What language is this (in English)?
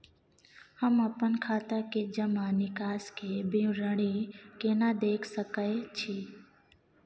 Maithili